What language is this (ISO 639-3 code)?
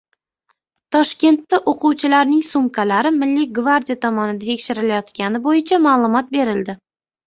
uzb